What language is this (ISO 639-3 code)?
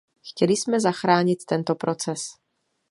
ces